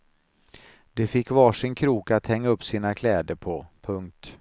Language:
Swedish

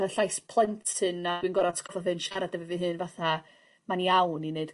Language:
Welsh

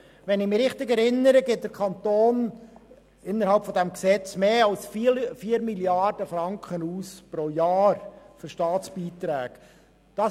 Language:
Swiss German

